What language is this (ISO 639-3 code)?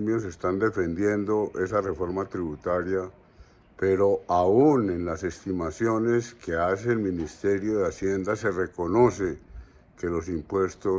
spa